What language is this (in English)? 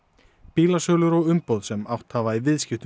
Icelandic